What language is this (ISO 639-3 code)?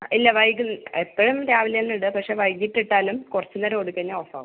mal